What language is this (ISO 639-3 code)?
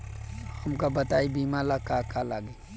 bho